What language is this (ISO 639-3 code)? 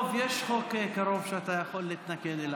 heb